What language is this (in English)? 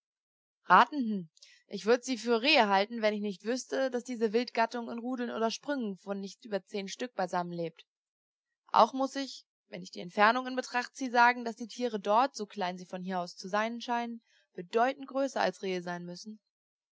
German